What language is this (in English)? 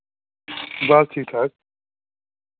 Dogri